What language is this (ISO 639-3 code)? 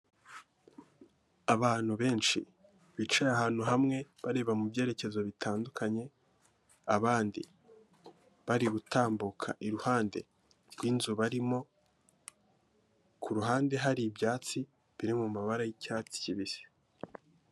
kin